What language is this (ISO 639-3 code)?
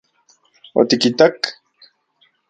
ncx